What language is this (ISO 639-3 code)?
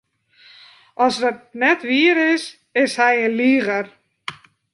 fry